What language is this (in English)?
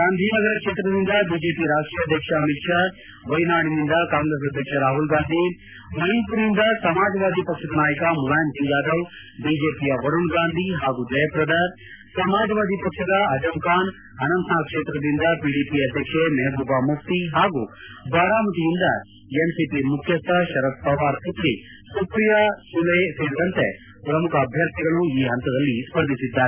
Kannada